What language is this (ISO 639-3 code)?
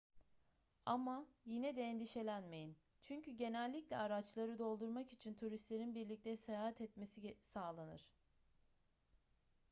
tur